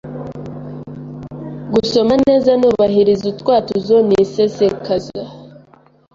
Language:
Kinyarwanda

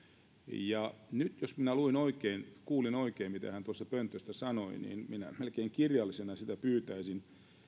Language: Finnish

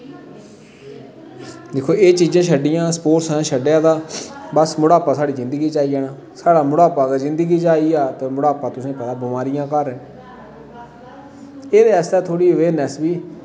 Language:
Dogri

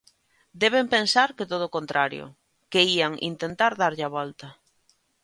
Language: Galician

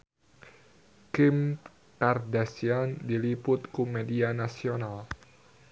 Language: Sundanese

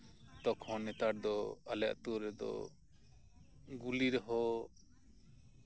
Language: Santali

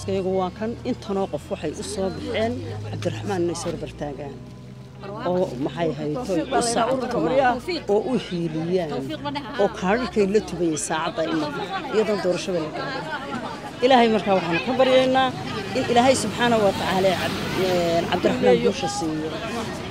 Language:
Arabic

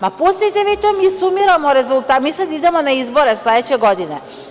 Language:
Serbian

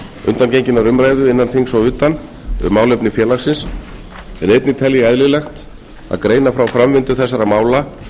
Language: Icelandic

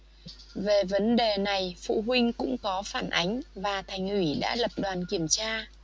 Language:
Vietnamese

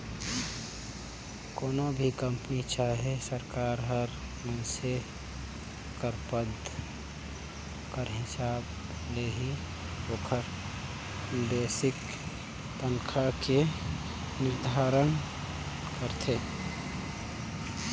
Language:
Chhattisgarhi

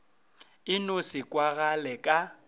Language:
Northern Sotho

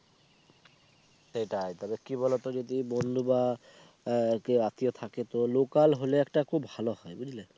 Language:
Bangla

